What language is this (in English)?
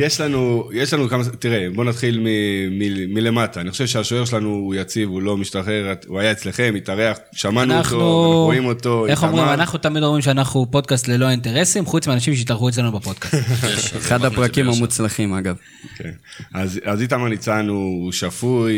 Hebrew